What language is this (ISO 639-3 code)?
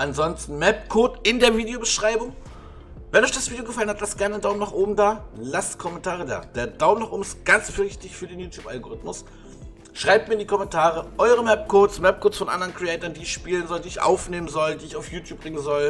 deu